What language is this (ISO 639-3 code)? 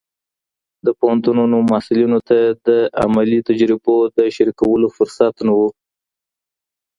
pus